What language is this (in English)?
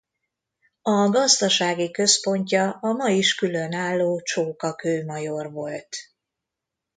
Hungarian